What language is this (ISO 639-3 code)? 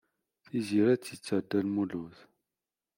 kab